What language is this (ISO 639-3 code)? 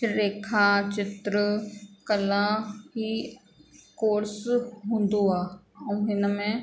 snd